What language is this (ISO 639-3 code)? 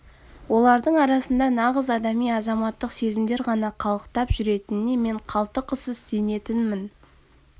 kaz